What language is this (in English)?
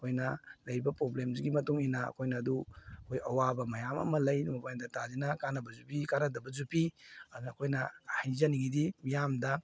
Manipuri